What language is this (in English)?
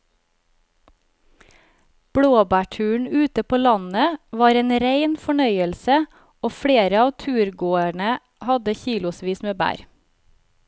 Norwegian